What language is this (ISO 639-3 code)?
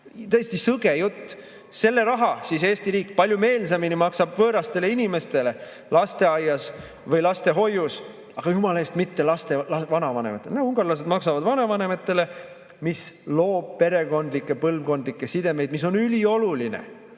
est